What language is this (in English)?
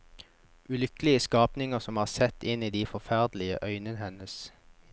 Norwegian